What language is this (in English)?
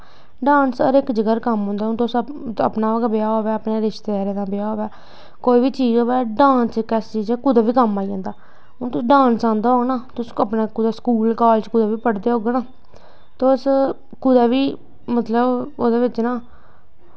Dogri